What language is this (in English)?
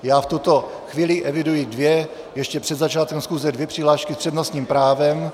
Czech